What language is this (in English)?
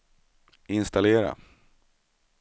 Swedish